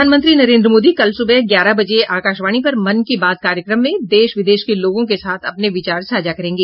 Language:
Hindi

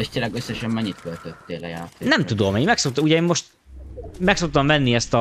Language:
Hungarian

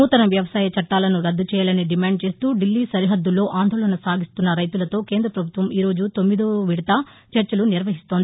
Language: Telugu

